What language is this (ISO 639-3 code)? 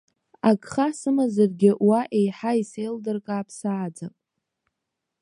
abk